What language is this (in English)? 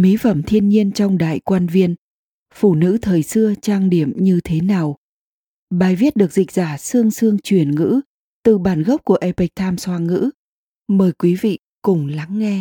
Vietnamese